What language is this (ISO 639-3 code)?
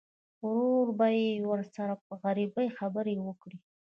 pus